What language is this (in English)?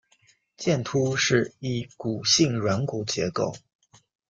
Chinese